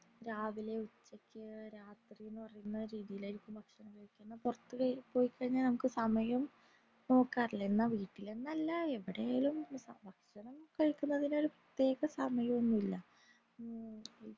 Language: Malayalam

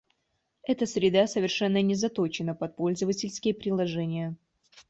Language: Russian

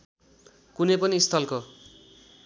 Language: Nepali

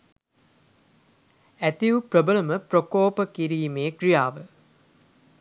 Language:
Sinhala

